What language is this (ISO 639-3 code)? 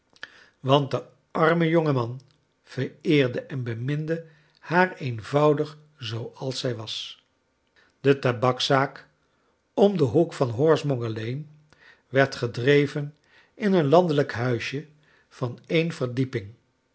nld